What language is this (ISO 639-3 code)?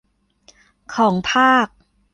tha